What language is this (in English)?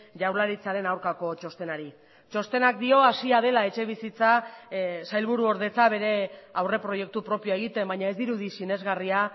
Basque